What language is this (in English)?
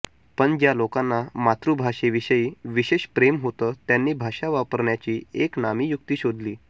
Marathi